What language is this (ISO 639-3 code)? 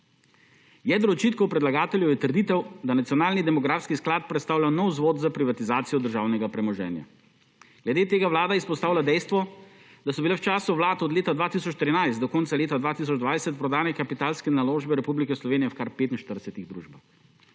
slv